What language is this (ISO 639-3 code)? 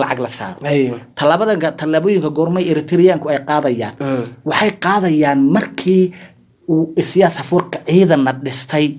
ara